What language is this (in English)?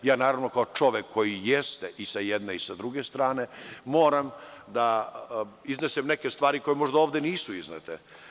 Serbian